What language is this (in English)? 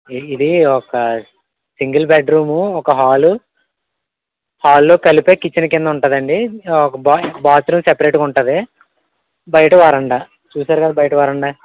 Telugu